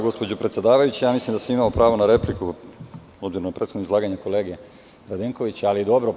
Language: Serbian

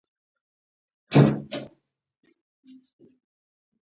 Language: Pashto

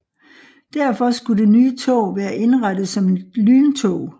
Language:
Danish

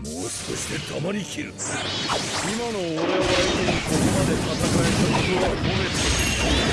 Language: Japanese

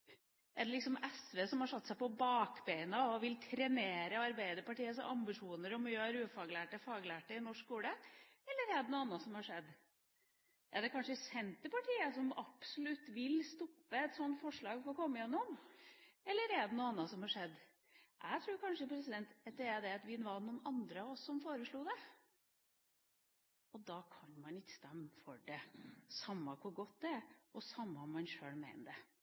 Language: Norwegian Bokmål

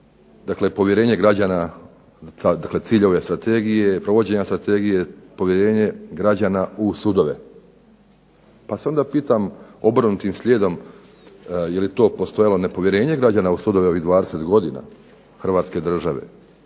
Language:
Croatian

